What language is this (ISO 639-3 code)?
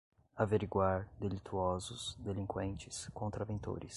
por